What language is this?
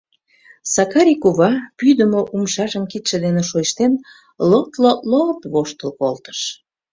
Mari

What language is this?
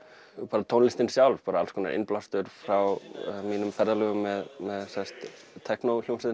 Icelandic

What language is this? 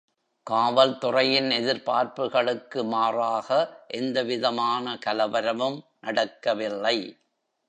Tamil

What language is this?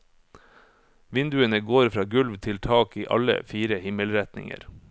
Norwegian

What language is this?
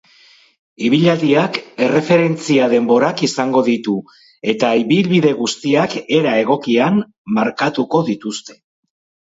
Basque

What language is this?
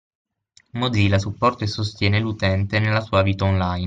Italian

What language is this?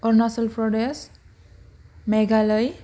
Bodo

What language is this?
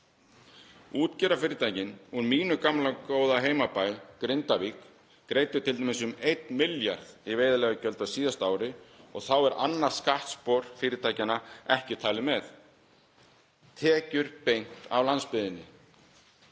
Icelandic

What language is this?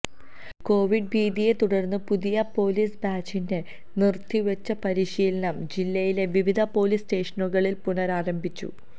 Malayalam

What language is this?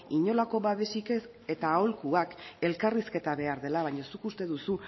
Basque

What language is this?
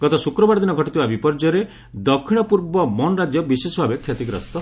Odia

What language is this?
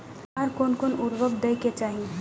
Maithili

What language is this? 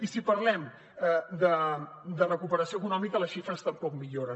Catalan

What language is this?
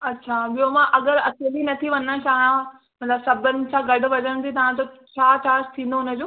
Sindhi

